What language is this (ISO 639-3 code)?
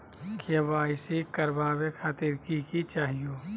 mag